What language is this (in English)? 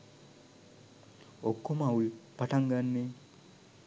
Sinhala